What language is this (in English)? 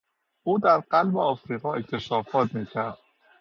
Persian